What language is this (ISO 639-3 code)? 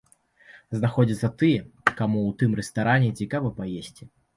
bel